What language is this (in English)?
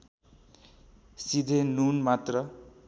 Nepali